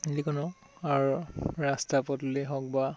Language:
Assamese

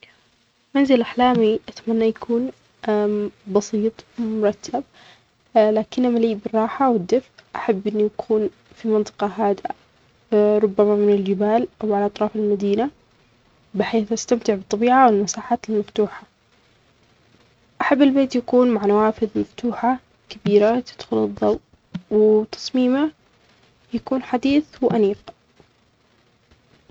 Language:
Omani Arabic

